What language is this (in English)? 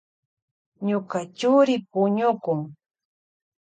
Loja Highland Quichua